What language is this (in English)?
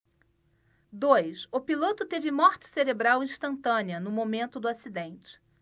Portuguese